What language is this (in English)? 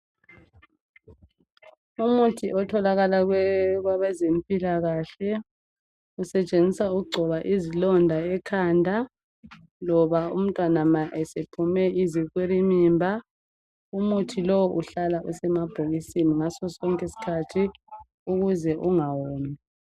North Ndebele